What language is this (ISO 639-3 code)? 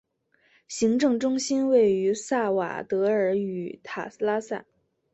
zho